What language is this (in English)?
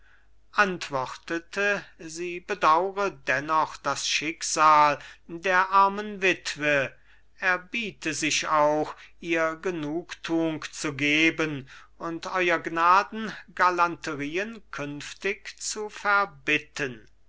German